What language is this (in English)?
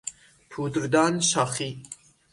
Persian